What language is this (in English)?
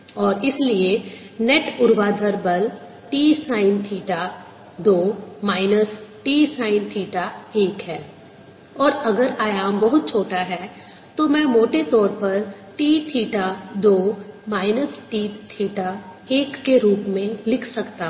Hindi